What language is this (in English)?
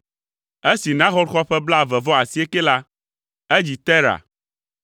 Ewe